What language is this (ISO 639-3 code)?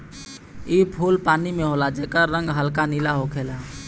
bho